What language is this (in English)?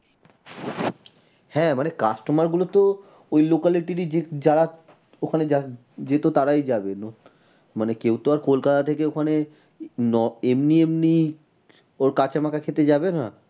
Bangla